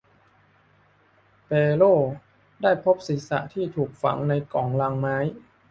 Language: Thai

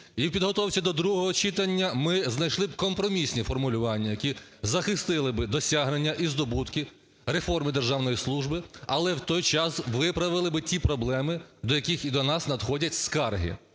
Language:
Ukrainian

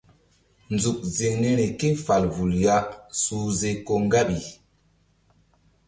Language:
Mbum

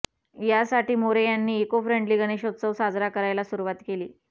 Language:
Marathi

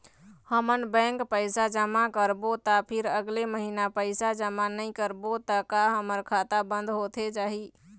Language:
Chhattisgarhi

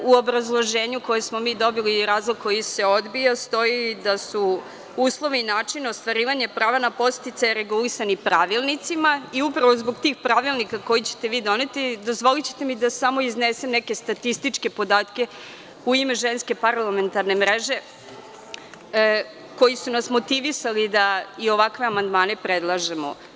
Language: Serbian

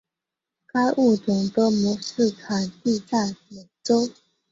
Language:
Chinese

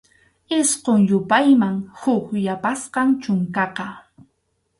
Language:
Arequipa-La Unión Quechua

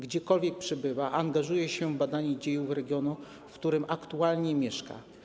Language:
Polish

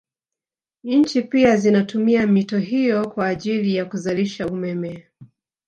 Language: Swahili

